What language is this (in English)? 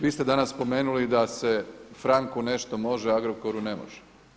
Croatian